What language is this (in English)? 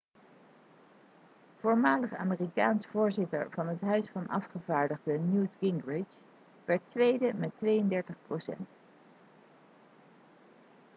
Dutch